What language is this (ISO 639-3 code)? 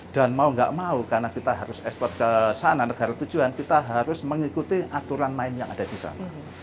ind